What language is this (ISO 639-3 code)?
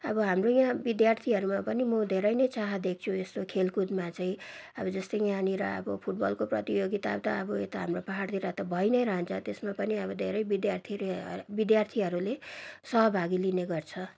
nep